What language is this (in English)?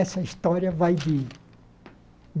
Portuguese